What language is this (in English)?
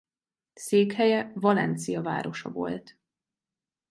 Hungarian